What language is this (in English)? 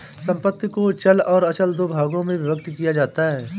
Hindi